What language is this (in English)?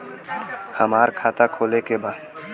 Bhojpuri